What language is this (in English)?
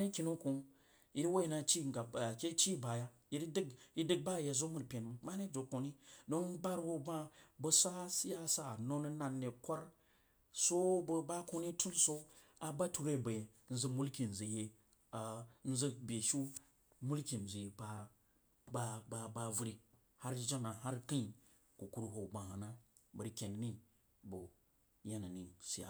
Jiba